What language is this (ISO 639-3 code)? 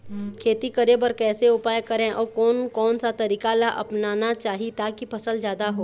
hne